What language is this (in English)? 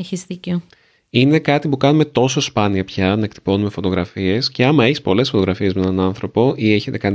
Greek